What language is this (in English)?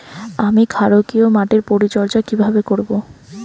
Bangla